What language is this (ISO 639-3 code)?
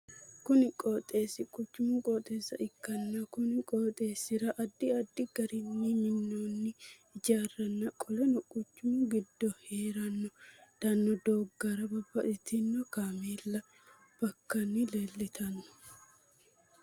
sid